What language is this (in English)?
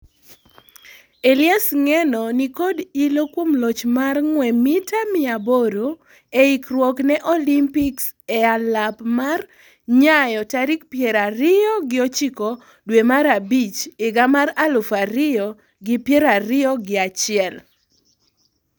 Luo (Kenya and Tanzania)